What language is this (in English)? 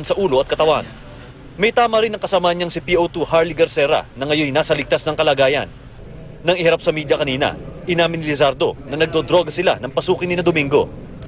Filipino